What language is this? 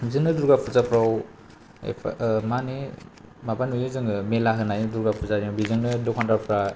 Bodo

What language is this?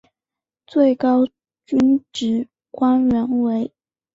Chinese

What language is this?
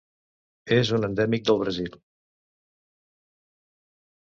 Catalan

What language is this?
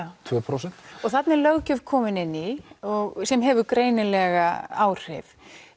Icelandic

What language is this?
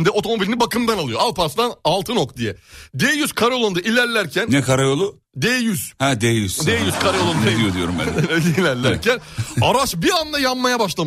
Turkish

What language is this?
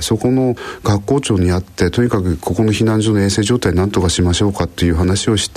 Japanese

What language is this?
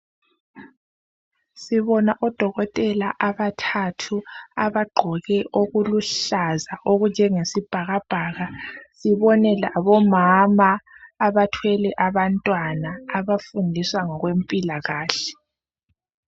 North Ndebele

